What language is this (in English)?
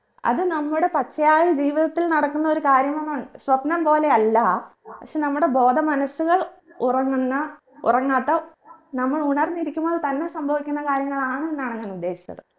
Malayalam